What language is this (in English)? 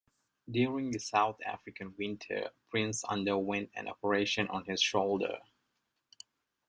English